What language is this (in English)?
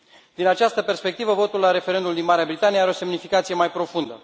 Romanian